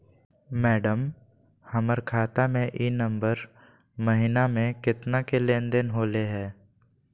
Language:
Magahi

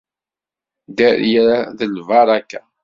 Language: Kabyle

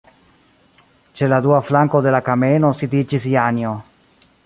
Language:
Esperanto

